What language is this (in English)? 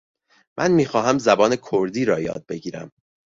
Persian